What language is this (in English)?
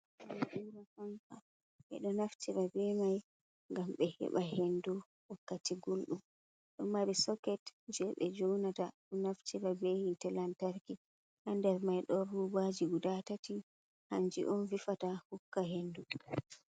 Fula